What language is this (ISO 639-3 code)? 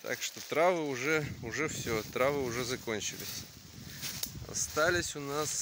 rus